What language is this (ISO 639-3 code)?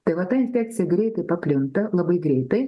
lit